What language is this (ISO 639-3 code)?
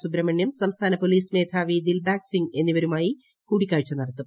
mal